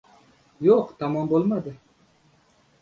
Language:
Uzbek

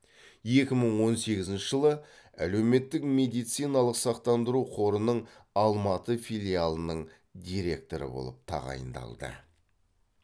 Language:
Kazakh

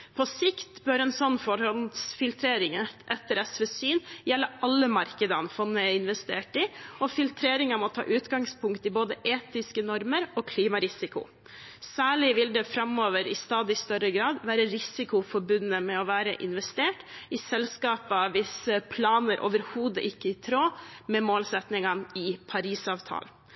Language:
Norwegian Bokmål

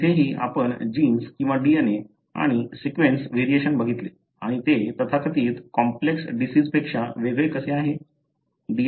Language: Marathi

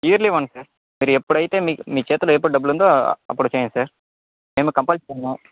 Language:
Telugu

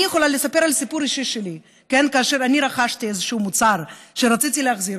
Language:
Hebrew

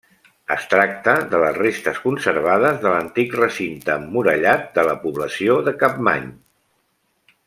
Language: Catalan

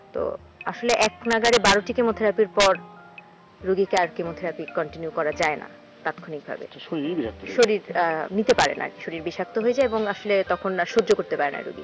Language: Bangla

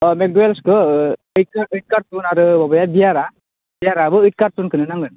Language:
Bodo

